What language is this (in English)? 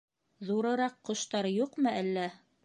Bashkir